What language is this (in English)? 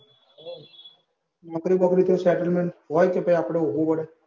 Gujarati